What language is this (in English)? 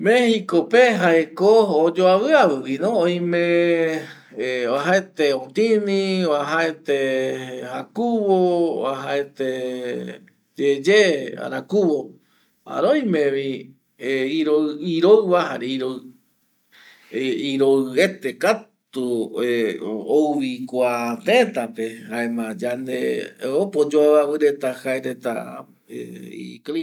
Eastern Bolivian Guaraní